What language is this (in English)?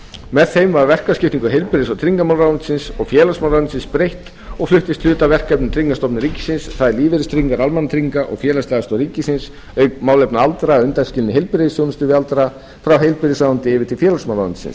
Icelandic